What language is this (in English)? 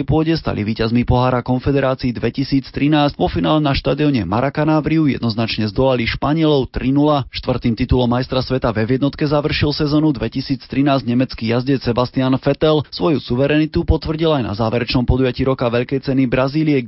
Slovak